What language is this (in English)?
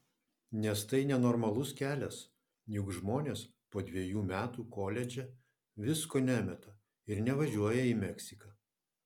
Lithuanian